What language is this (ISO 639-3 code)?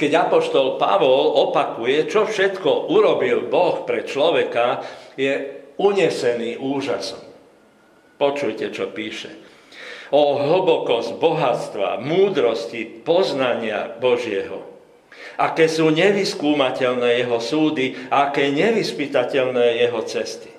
slk